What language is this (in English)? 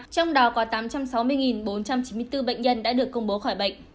Vietnamese